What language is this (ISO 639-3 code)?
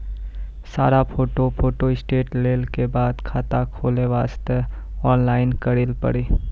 mai